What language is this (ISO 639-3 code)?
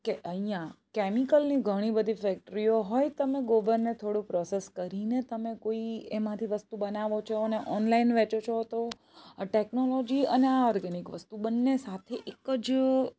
guj